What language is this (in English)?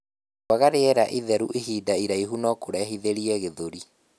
Kikuyu